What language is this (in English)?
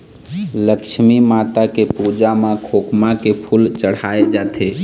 Chhattisgarhi